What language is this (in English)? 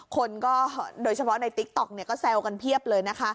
Thai